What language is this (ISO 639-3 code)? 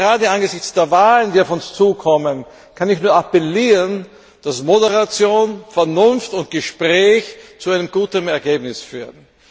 deu